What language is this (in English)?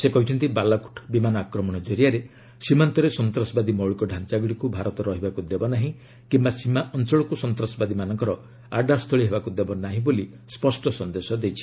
Odia